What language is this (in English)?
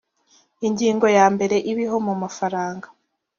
Kinyarwanda